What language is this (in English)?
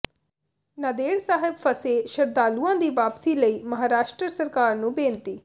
Punjabi